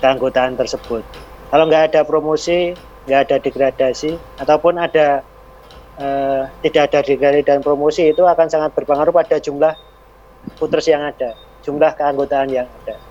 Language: Indonesian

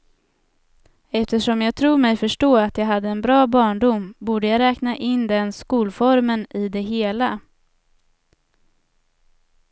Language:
Swedish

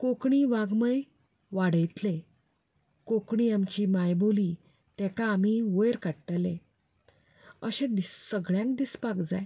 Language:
Konkani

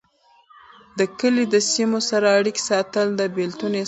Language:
Pashto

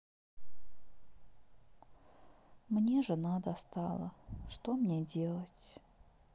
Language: Russian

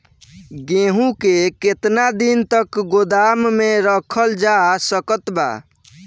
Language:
Bhojpuri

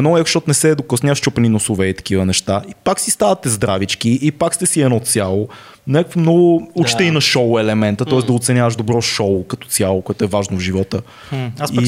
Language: Bulgarian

